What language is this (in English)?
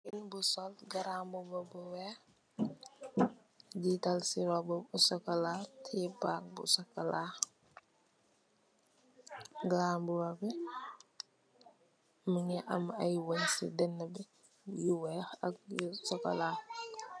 Wolof